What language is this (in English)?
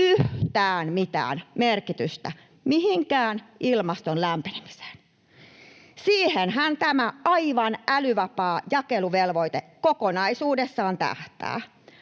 Finnish